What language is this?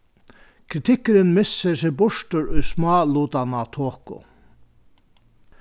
Faroese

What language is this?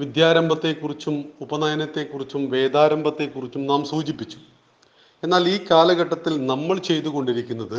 Malayalam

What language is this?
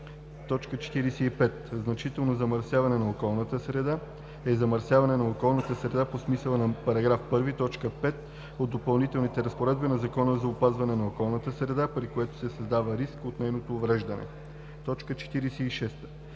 Bulgarian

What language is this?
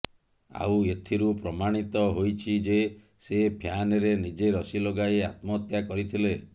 Odia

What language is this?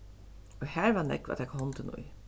Faroese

